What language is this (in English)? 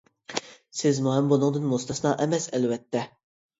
Uyghur